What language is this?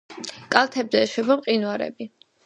Georgian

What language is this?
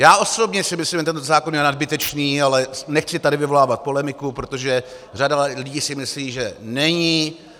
Czech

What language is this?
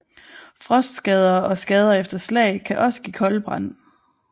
Danish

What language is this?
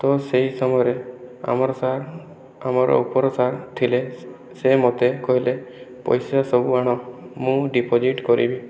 Odia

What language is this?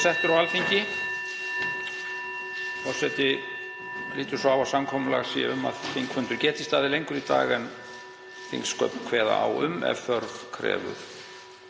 Icelandic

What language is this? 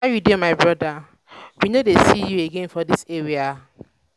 Nigerian Pidgin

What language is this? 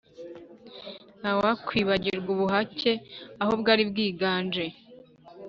Kinyarwanda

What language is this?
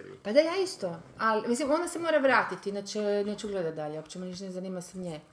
Croatian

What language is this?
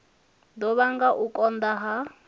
Venda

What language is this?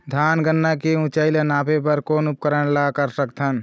Chhattisgarhi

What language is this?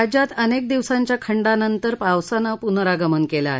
Marathi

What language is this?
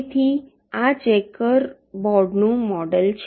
Gujarati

